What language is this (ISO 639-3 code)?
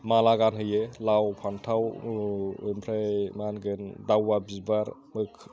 brx